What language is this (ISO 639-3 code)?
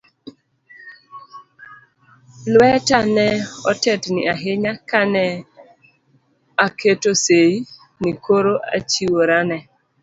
luo